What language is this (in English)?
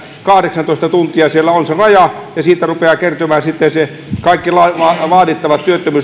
Finnish